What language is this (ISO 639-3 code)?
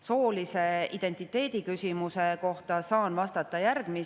est